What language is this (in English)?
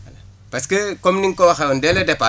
Wolof